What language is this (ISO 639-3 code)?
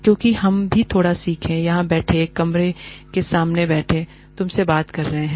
hin